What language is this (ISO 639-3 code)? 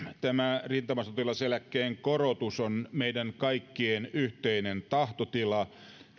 fin